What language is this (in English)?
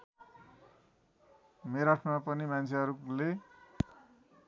Nepali